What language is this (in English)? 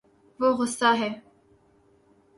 Urdu